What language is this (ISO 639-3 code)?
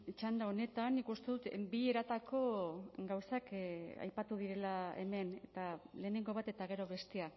eus